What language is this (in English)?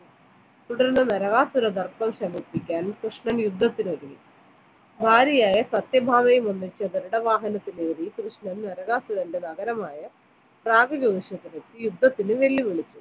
Malayalam